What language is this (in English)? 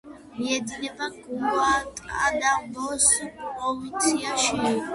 Georgian